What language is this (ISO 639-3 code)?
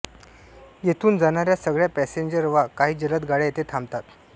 mar